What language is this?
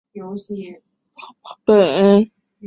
Chinese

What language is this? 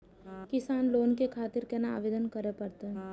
Maithili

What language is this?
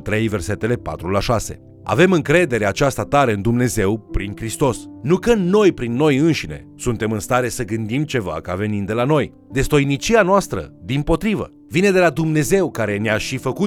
Romanian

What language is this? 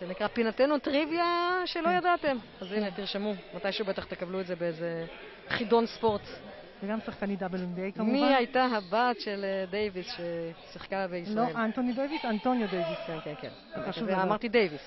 Hebrew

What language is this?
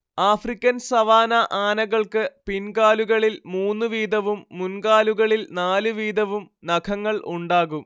Malayalam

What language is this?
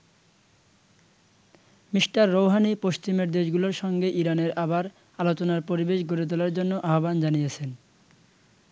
Bangla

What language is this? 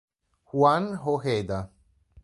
Italian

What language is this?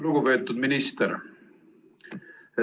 Estonian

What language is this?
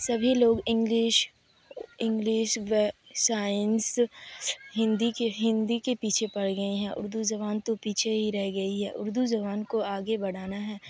Urdu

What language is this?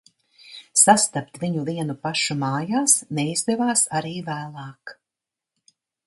Latvian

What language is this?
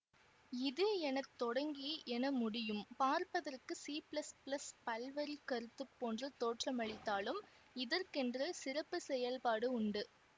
Tamil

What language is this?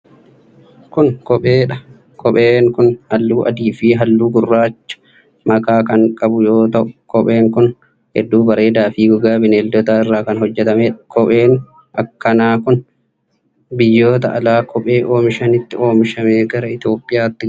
Oromo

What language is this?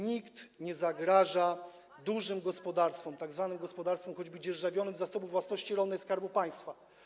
Polish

